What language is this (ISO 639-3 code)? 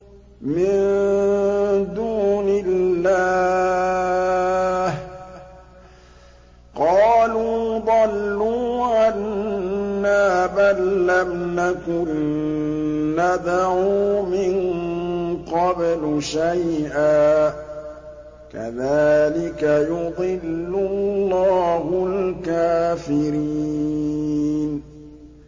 ara